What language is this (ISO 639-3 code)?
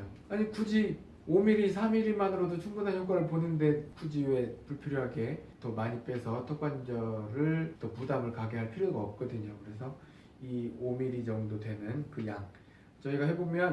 kor